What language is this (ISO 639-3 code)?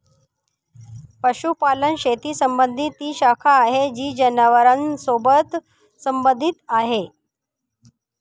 mar